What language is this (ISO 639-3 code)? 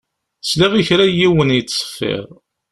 kab